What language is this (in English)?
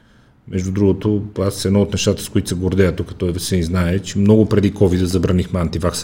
Bulgarian